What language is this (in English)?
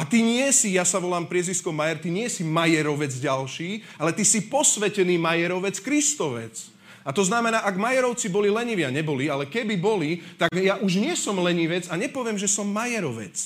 Slovak